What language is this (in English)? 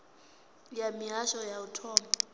Venda